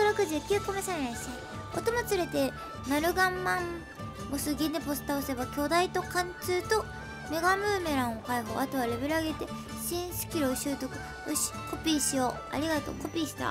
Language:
Japanese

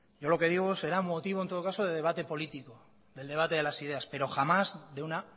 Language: Spanish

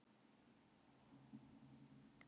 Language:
Icelandic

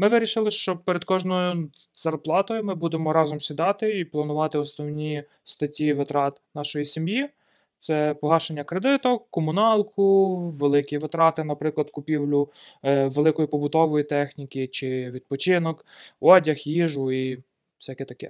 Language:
Ukrainian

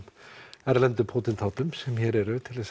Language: Icelandic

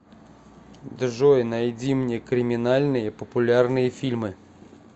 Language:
Russian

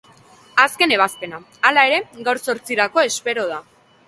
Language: Basque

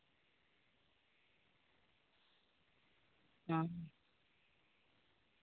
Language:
Santali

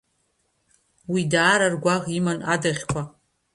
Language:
Abkhazian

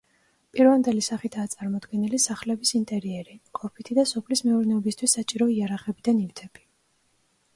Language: Georgian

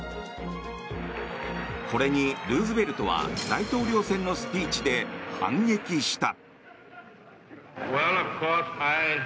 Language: Japanese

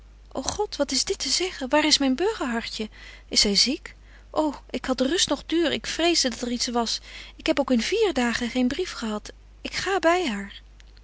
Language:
Dutch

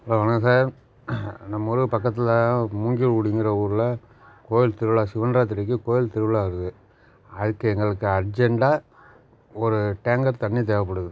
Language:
Tamil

